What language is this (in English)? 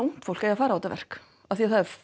Icelandic